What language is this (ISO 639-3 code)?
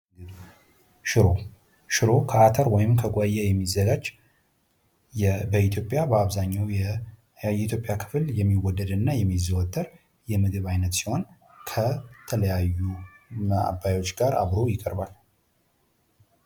amh